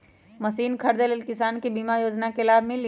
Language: Magahi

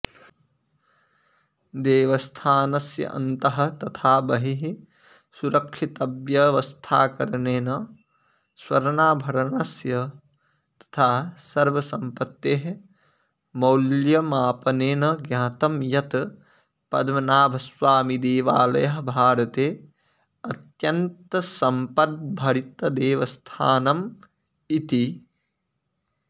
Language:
Sanskrit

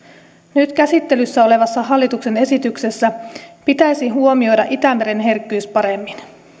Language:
Finnish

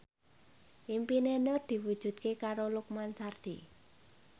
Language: Javanese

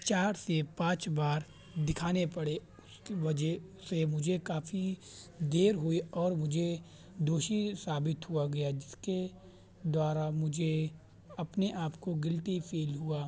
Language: Urdu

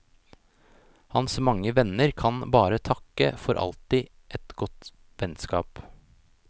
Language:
Norwegian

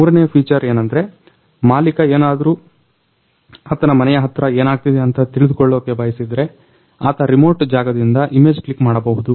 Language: Kannada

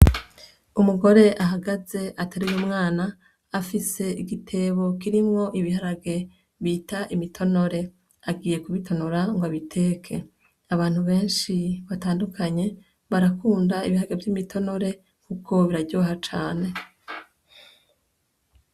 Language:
Rundi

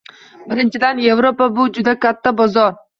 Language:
Uzbek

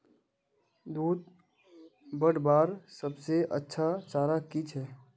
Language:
Magahi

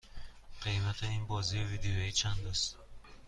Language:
Persian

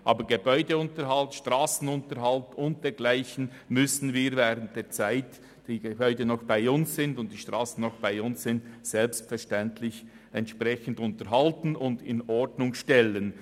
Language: Swiss German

